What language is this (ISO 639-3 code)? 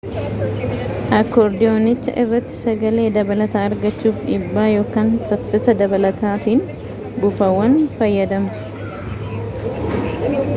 orm